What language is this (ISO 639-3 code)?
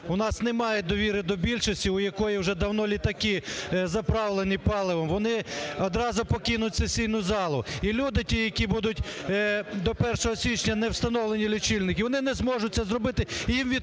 ukr